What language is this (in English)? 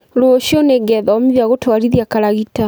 Kikuyu